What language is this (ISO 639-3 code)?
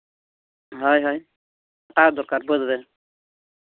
sat